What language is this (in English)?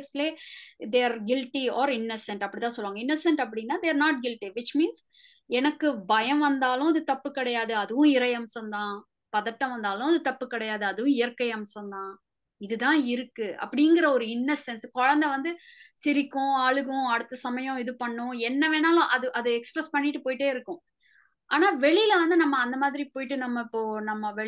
Tamil